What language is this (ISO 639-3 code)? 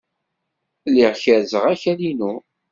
kab